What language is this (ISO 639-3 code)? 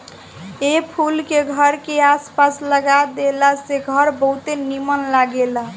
bho